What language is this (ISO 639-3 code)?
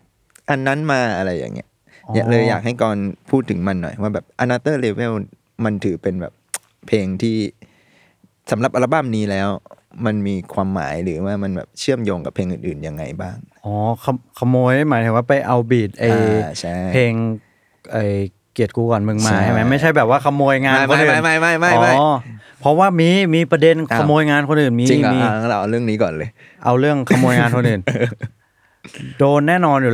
tha